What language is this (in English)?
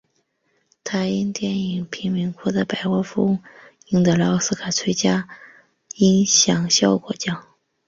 Chinese